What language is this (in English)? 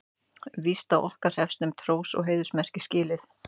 Icelandic